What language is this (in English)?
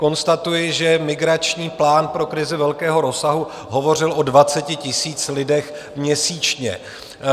Czech